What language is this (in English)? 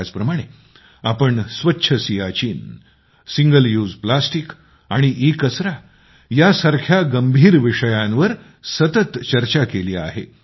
Marathi